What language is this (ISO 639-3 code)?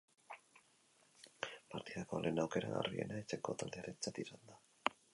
eus